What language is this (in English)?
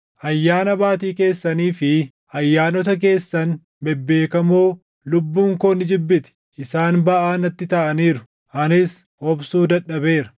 Oromo